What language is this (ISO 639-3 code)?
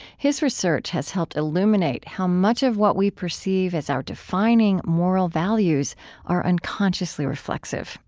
eng